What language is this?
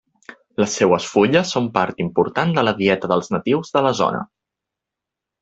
Catalan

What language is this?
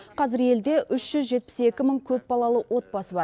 Kazakh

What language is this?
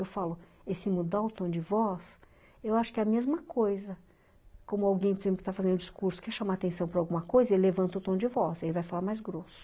Portuguese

